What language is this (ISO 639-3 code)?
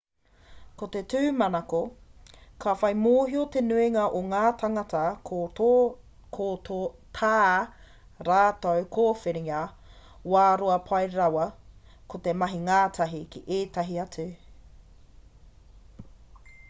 mri